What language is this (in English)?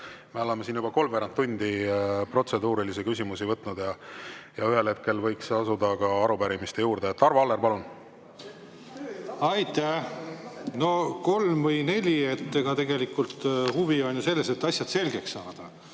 Estonian